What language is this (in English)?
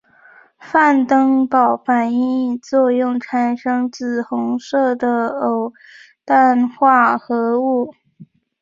Chinese